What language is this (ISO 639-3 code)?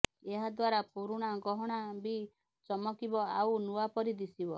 ori